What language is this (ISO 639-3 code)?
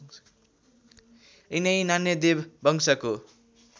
nep